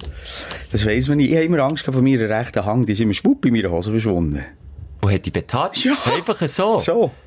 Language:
German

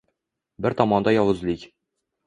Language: Uzbek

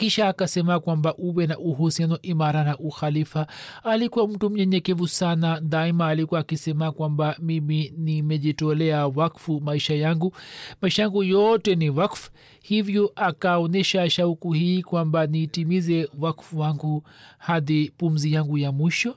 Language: Swahili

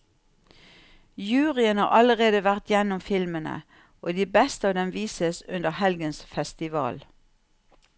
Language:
Norwegian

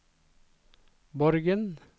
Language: Norwegian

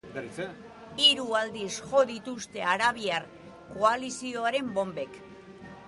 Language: Basque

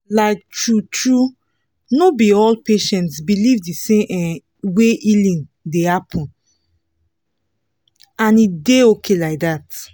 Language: Nigerian Pidgin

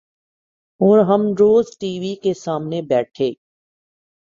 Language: Urdu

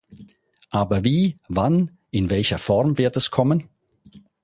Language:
German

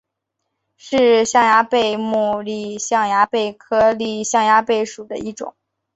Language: Chinese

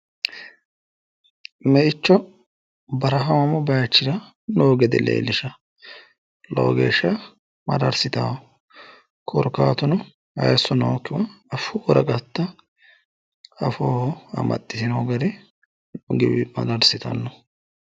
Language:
Sidamo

